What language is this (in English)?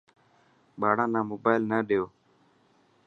Dhatki